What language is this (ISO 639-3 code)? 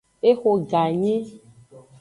ajg